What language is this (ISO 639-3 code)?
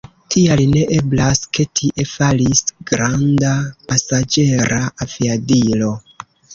epo